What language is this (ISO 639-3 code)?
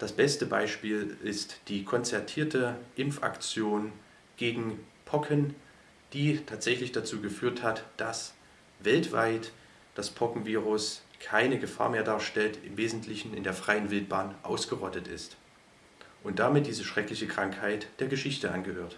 deu